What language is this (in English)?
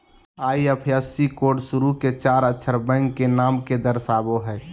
Magahi